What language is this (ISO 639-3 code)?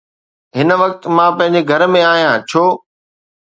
snd